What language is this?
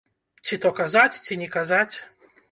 Belarusian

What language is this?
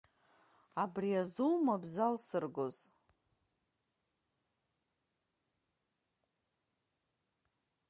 Abkhazian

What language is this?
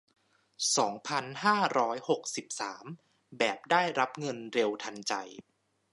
Thai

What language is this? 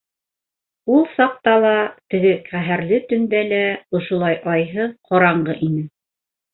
Bashkir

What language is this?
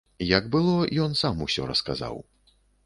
Belarusian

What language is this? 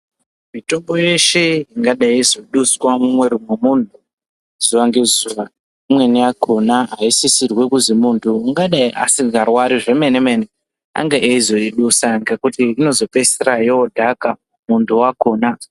Ndau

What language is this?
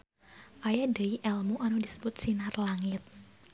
Sundanese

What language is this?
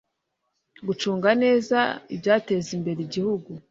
Kinyarwanda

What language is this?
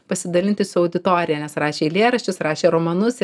Lithuanian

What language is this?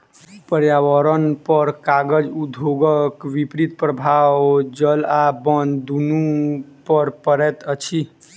Maithili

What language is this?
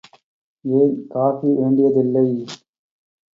Tamil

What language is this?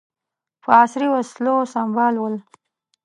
Pashto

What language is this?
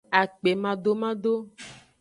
Aja (Benin)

